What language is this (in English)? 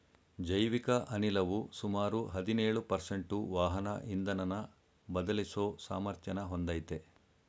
Kannada